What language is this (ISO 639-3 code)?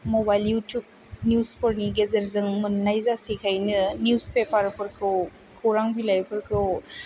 brx